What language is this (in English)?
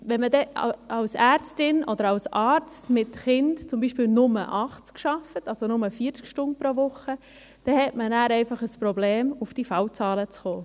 Swiss German